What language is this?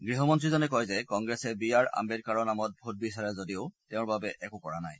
Assamese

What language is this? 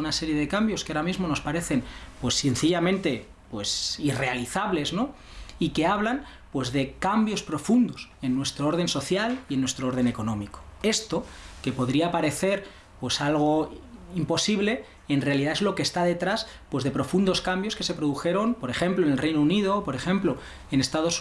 Spanish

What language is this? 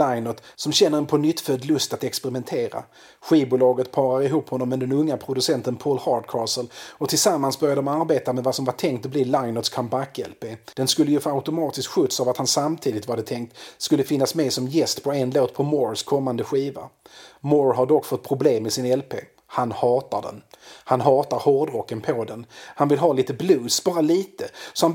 Swedish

